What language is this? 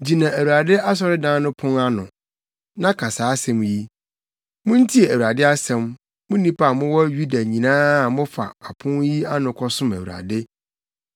Akan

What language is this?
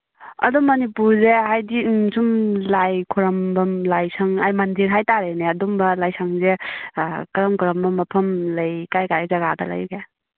Manipuri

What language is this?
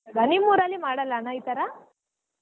Kannada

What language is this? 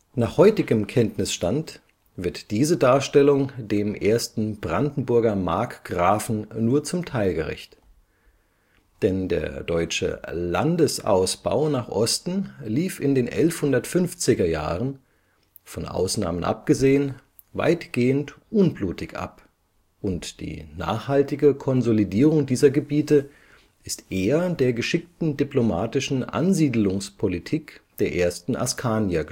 German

